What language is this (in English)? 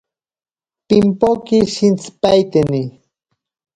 Ashéninka Perené